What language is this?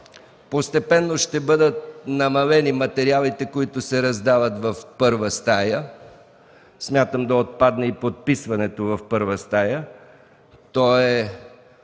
Bulgarian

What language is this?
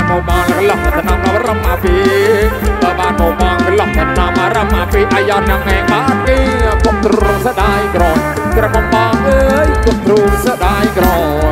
Thai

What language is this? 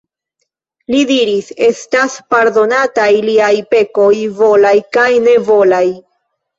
Esperanto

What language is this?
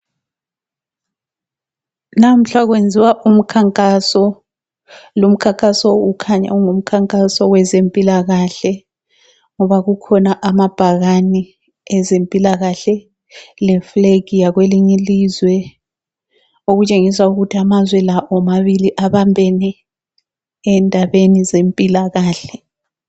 North Ndebele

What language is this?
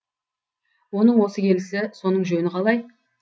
Kazakh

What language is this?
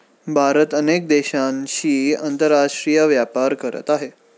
Marathi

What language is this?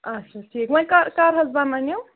Kashmiri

